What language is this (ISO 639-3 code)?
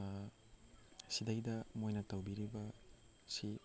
mni